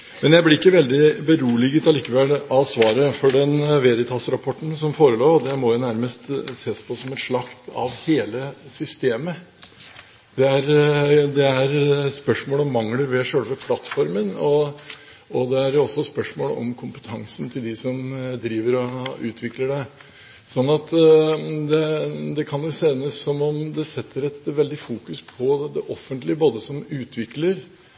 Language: Norwegian Bokmål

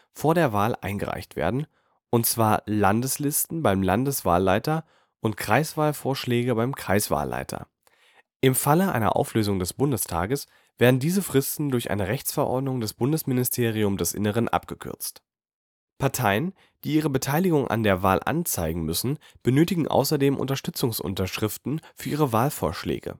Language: German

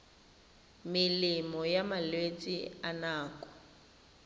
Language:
Tswana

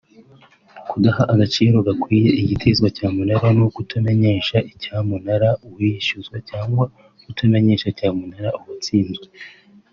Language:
Kinyarwanda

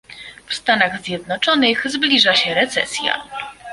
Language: Polish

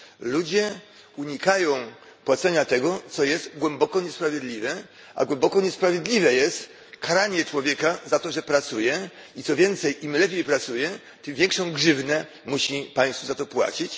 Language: Polish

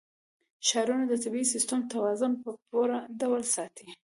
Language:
Pashto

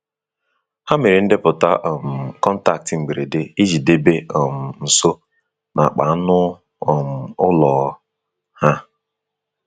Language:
Igbo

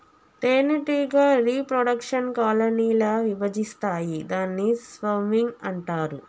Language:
Telugu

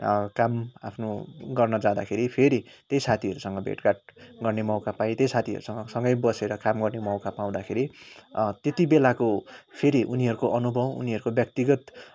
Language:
Nepali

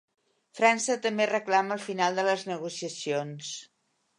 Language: Catalan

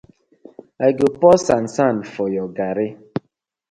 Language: Nigerian Pidgin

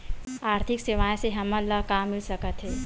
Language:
Chhattisgarhi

